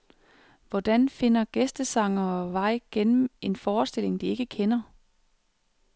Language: Danish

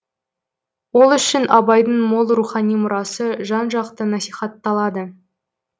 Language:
Kazakh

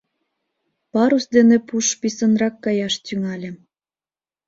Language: Mari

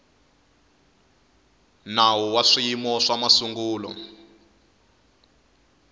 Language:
Tsonga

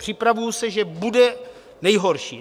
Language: Czech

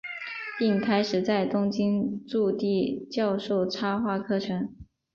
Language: Chinese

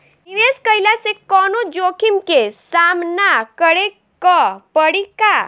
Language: Bhojpuri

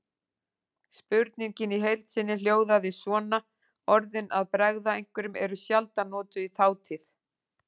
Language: Icelandic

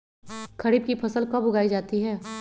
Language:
Magahi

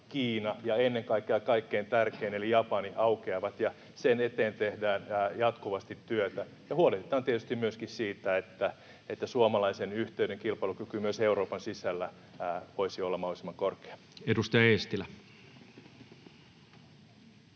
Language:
Finnish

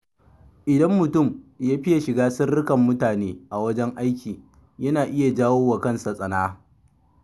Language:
Hausa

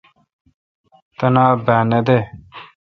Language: Kalkoti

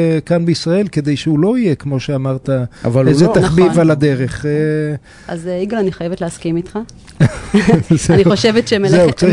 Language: Hebrew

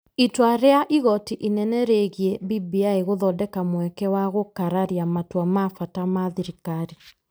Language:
Kikuyu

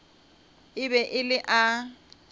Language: Northern Sotho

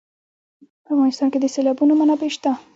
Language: Pashto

